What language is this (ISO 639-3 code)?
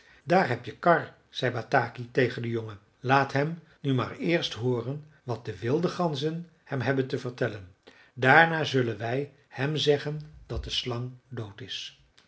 nld